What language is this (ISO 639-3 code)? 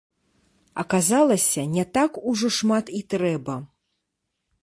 bel